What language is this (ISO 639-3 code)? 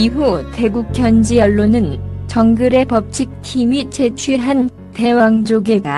kor